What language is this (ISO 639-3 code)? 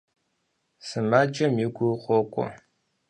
kbd